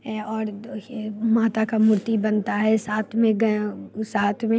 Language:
Hindi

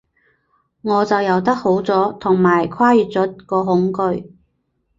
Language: Cantonese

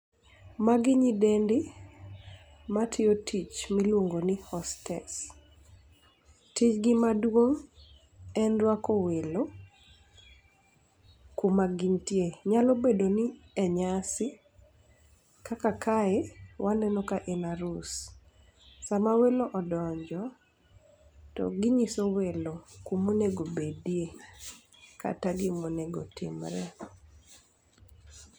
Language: Luo (Kenya and Tanzania)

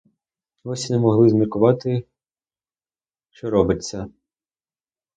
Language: Ukrainian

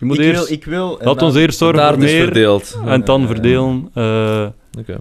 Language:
Dutch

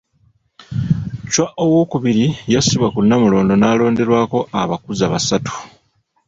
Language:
Ganda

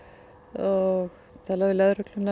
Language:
Icelandic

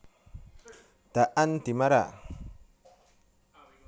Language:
Javanese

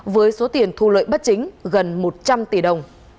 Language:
Vietnamese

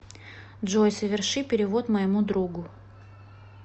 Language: Russian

